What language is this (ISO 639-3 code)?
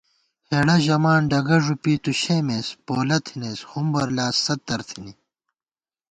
gwt